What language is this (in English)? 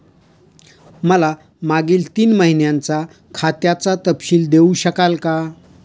Marathi